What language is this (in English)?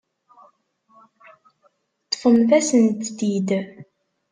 Kabyle